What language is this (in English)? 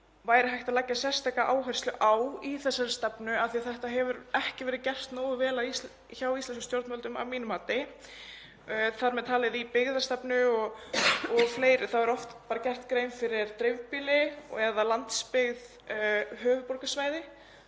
Icelandic